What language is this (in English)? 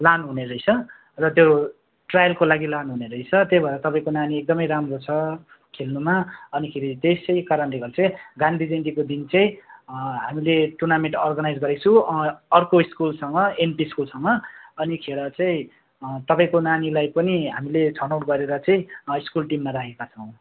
Nepali